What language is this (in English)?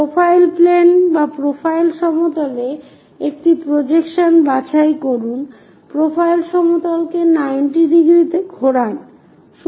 Bangla